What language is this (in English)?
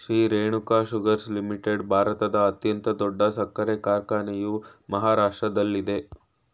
Kannada